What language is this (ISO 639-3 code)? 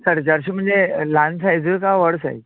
kok